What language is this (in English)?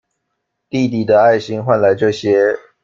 Chinese